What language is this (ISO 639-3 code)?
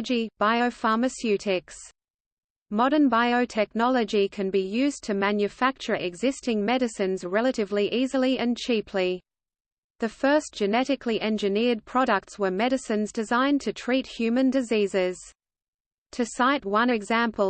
eng